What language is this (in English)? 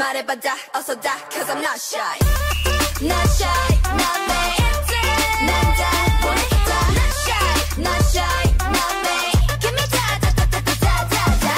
Swedish